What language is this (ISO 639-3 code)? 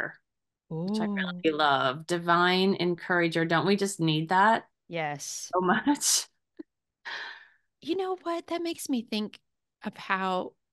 eng